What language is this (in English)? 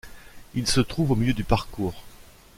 French